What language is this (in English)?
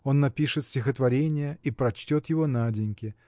Russian